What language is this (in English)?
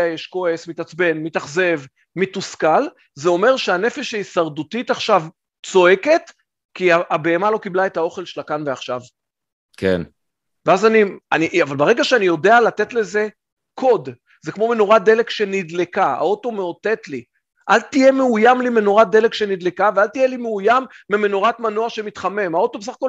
Hebrew